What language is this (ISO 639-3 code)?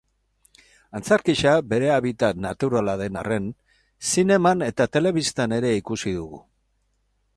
eus